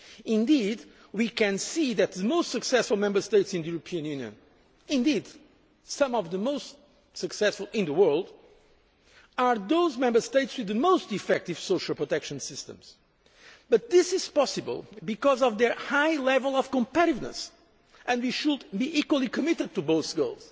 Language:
English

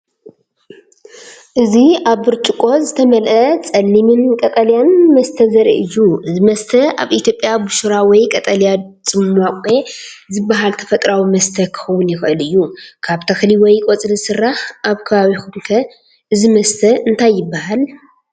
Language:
Tigrinya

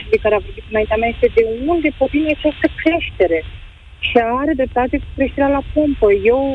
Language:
Romanian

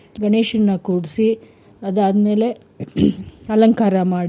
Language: Kannada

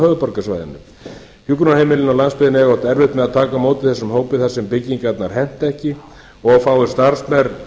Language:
Icelandic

